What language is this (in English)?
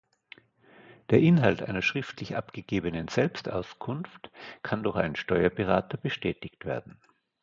German